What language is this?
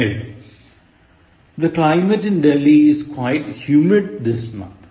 Malayalam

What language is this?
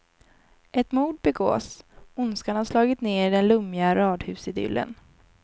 Swedish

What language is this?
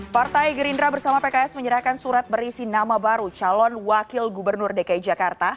Indonesian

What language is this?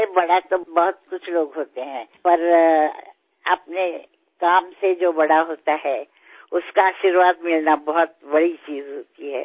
Assamese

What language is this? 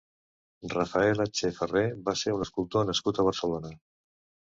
Catalan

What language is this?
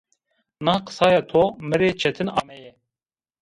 Zaza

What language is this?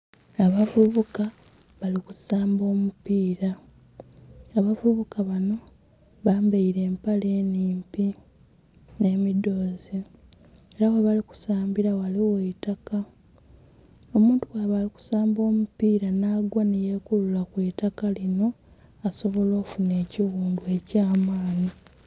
Soga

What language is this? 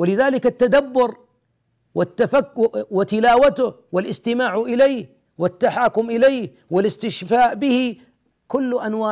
Arabic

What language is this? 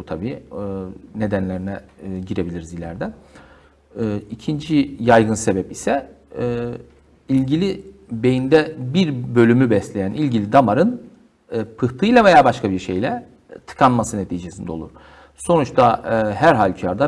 Turkish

